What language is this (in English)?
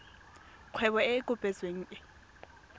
Tswana